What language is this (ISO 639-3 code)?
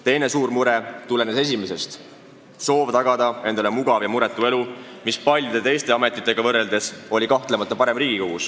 est